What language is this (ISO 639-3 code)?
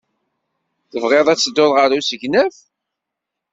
kab